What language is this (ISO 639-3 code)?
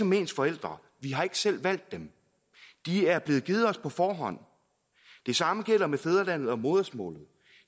dan